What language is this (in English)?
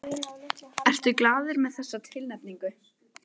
Icelandic